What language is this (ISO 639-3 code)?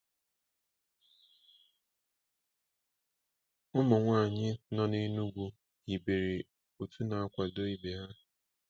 ibo